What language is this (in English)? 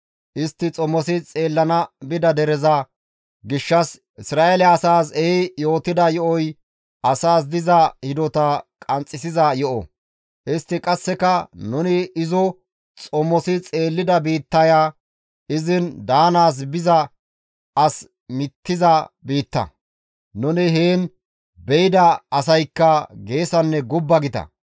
Gamo